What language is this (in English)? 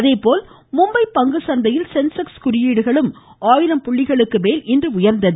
Tamil